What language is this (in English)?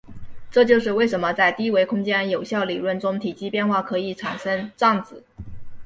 Chinese